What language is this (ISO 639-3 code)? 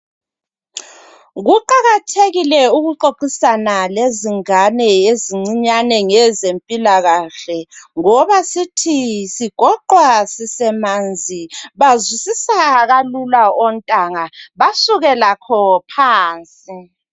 nde